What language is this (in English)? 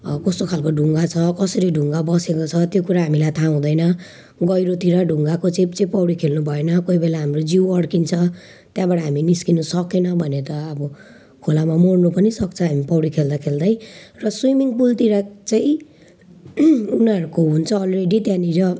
Nepali